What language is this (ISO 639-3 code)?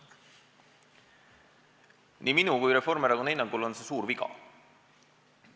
est